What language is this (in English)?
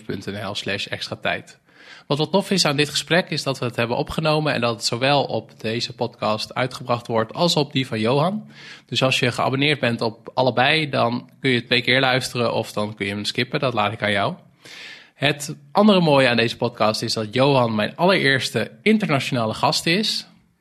Dutch